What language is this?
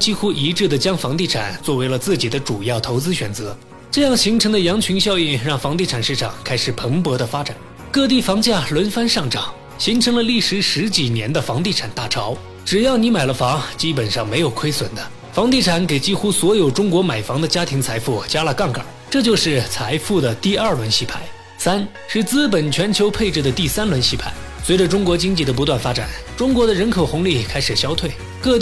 Chinese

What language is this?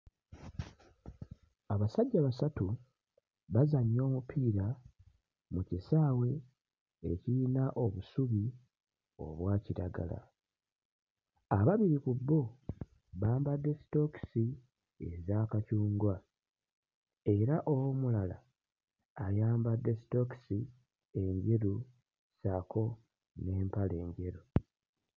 Ganda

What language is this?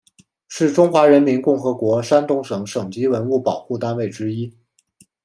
Chinese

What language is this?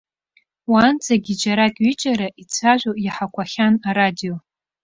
Abkhazian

